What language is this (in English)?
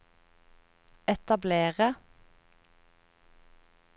Norwegian